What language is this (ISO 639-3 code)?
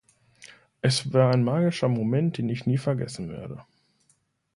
deu